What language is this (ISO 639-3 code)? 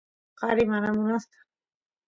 qus